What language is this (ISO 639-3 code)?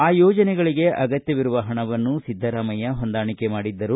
kan